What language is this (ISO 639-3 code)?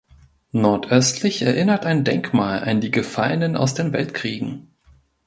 deu